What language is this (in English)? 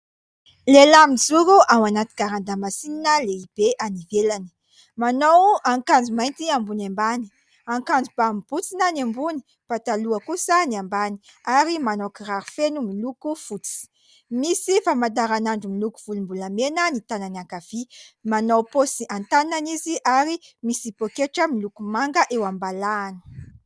Malagasy